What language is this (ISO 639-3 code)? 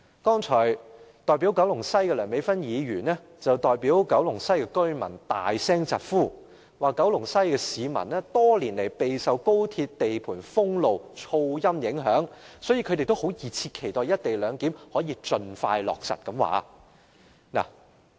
yue